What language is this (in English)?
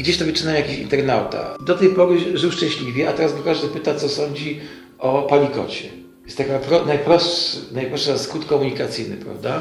Polish